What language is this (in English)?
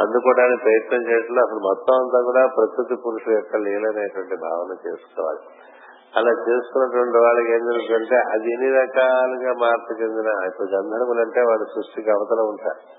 Telugu